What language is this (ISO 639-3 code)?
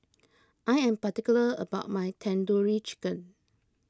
eng